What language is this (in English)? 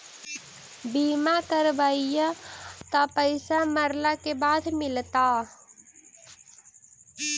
Magahi